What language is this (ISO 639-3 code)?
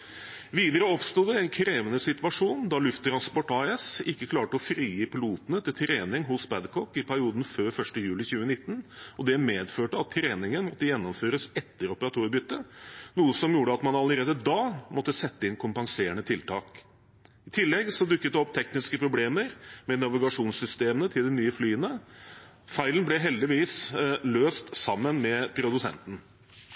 nob